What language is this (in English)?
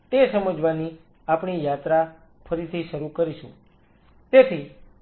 Gujarati